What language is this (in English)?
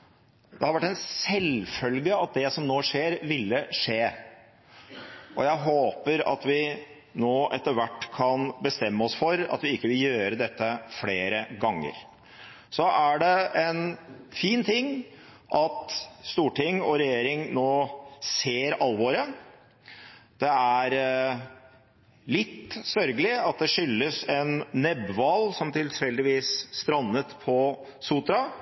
Norwegian Bokmål